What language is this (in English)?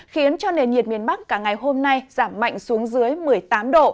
Vietnamese